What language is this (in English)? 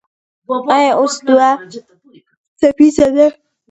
Pashto